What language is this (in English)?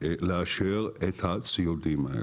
Hebrew